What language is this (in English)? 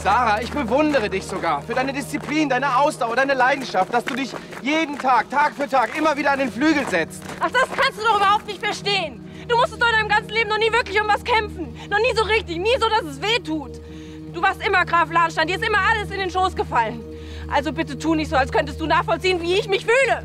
German